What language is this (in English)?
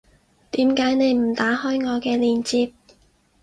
Cantonese